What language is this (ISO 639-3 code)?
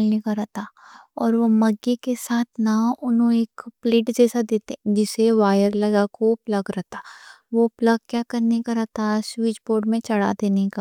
dcc